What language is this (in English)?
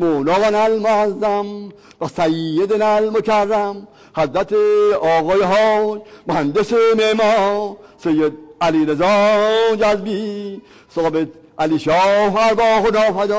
Persian